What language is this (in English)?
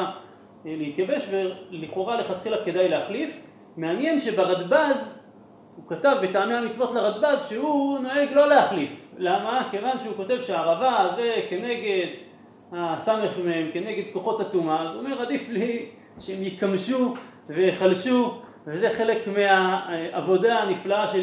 Hebrew